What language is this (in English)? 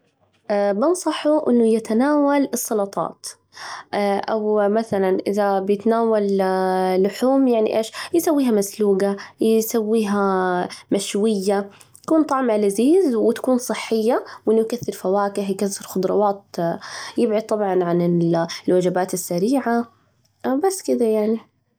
Najdi Arabic